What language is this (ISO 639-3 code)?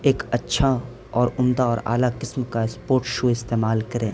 urd